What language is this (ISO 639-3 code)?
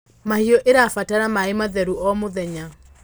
kik